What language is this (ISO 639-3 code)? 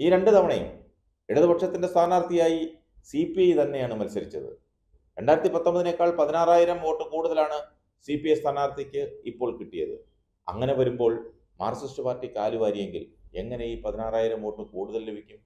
mal